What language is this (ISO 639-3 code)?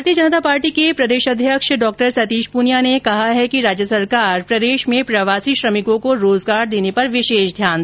hin